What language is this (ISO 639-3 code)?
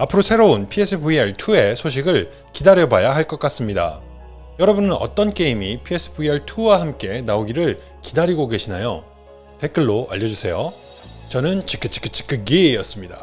kor